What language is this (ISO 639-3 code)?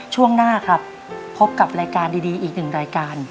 tha